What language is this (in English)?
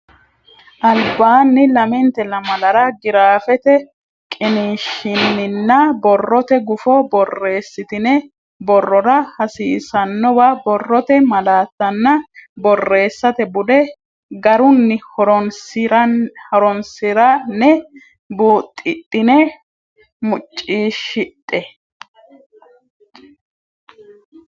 Sidamo